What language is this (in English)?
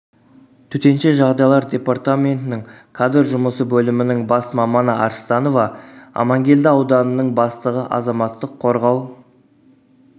Kazakh